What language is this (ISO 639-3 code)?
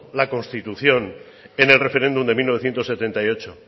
spa